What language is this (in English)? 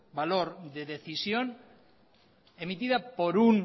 Spanish